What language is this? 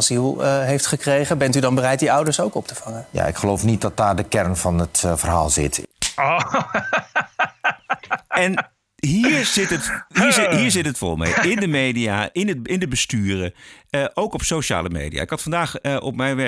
Dutch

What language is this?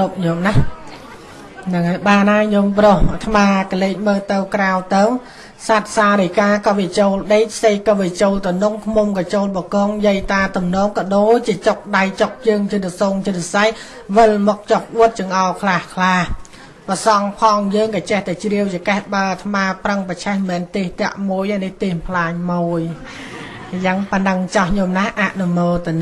Vietnamese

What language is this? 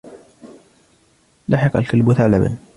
Arabic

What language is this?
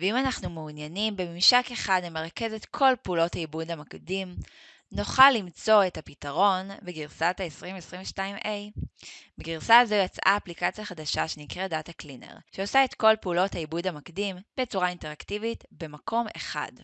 Hebrew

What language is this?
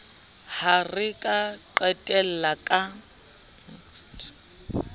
Southern Sotho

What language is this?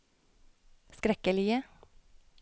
Norwegian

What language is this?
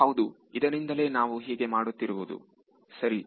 Kannada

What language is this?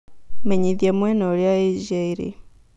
Kikuyu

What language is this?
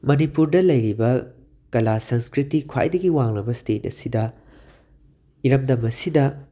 Manipuri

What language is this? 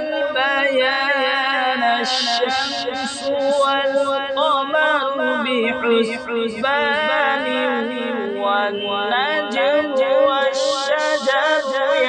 Arabic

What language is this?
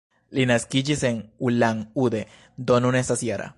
Esperanto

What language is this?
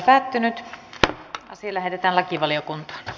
Finnish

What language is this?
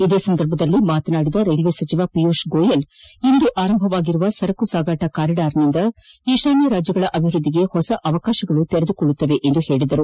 Kannada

